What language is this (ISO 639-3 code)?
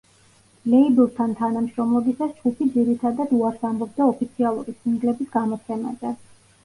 kat